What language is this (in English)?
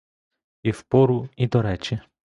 Ukrainian